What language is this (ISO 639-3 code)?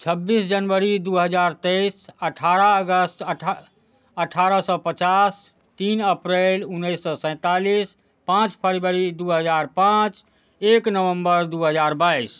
mai